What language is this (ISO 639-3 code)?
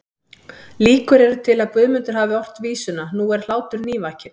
isl